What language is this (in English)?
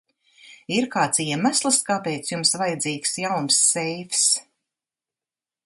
Latvian